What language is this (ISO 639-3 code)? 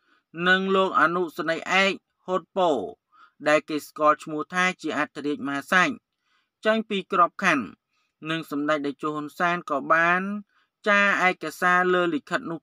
tha